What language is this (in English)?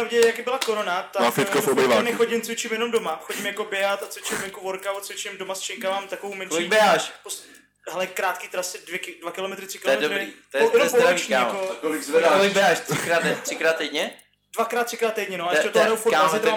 Czech